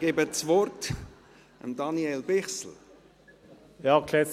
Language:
Swiss German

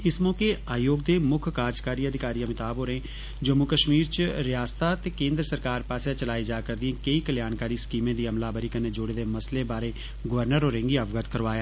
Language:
Dogri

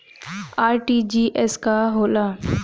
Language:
Bhojpuri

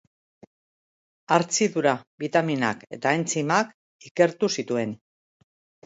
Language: Basque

